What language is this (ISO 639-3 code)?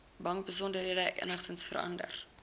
afr